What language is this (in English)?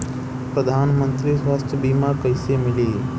Bhojpuri